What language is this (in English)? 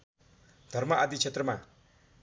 Nepali